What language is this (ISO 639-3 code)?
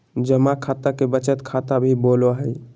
mag